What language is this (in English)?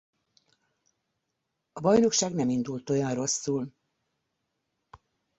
Hungarian